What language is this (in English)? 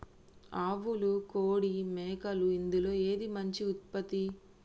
Telugu